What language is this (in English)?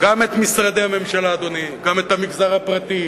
Hebrew